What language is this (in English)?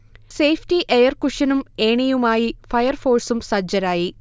Malayalam